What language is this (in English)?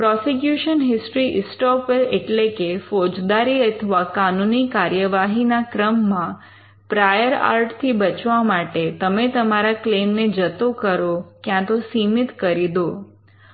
Gujarati